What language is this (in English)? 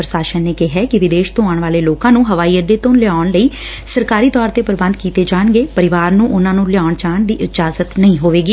Punjabi